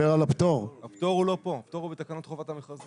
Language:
Hebrew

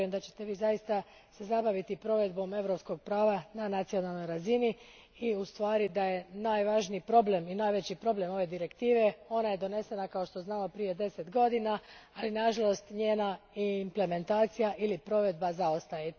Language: Croatian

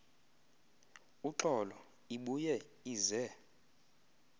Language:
Xhosa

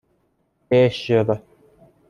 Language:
Persian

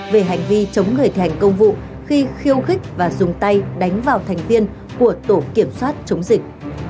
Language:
Vietnamese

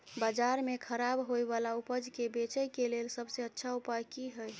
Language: Maithili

